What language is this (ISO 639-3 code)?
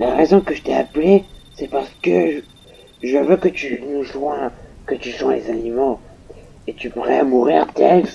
fra